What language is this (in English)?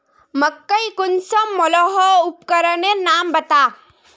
Magahi